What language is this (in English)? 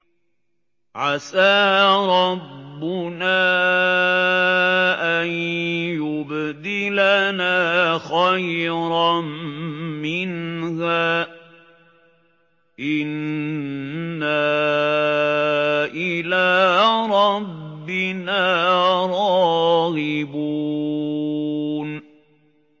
Arabic